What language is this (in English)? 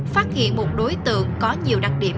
Vietnamese